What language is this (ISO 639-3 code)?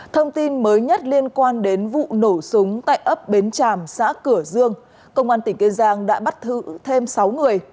vie